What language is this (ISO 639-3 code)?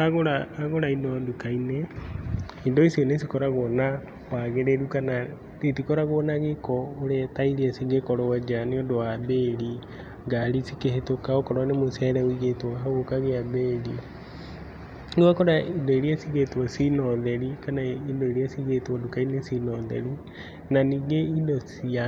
kik